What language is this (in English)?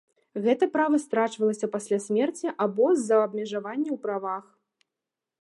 Belarusian